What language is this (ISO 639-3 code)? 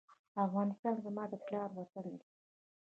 pus